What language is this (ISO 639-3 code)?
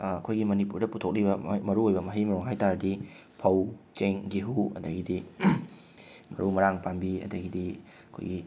mni